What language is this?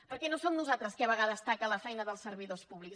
Catalan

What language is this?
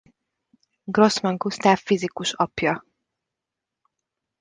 Hungarian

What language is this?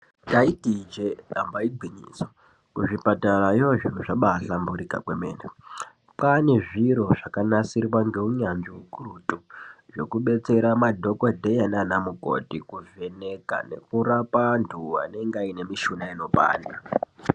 Ndau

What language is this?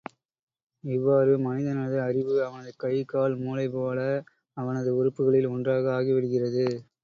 Tamil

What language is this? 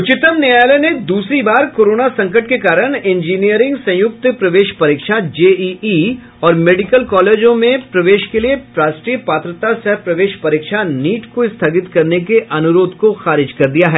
Hindi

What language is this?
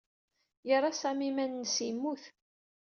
Kabyle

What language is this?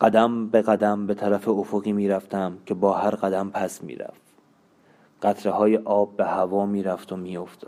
Persian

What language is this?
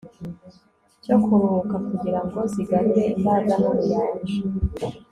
Kinyarwanda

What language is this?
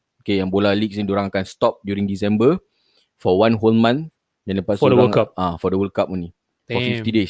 Malay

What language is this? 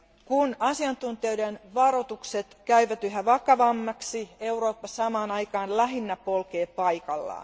Finnish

